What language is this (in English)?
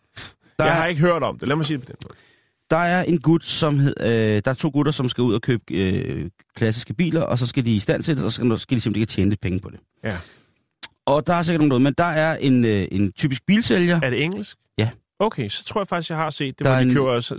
Danish